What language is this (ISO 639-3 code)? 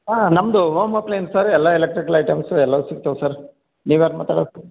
kan